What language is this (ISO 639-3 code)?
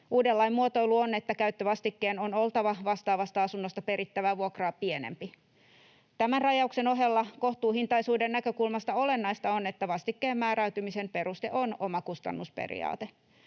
fin